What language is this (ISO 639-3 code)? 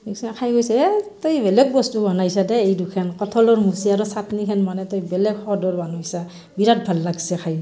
asm